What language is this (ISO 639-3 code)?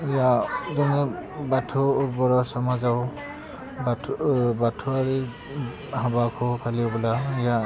brx